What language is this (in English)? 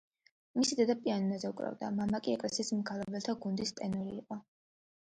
Georgian